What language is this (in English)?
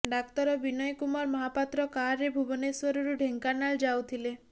Odia